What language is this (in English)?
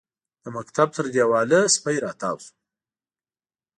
Pashto